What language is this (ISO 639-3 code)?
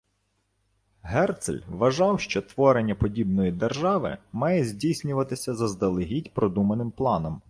ukr